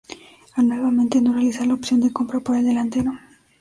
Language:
Spanish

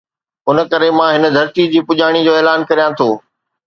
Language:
Sindhi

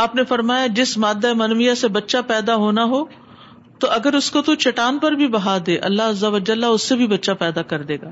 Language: Urdu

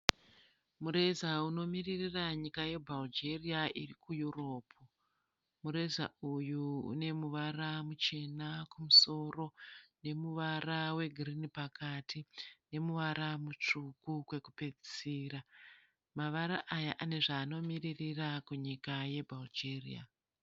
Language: Shona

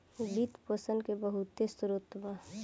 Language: Bhojpuri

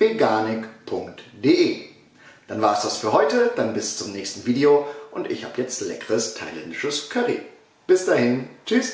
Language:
German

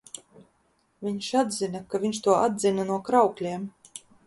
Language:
Latvian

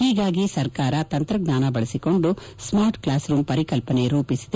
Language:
Kannada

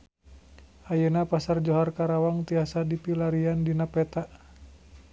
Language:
Sundanese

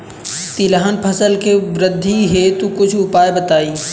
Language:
Bhojpuri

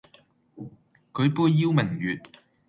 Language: Cantonese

